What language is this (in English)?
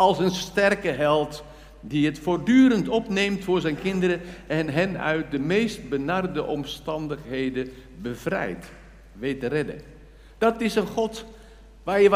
Dutch